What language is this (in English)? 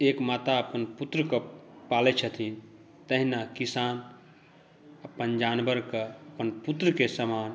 Maithili